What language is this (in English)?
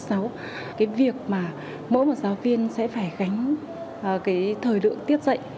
Vietnamese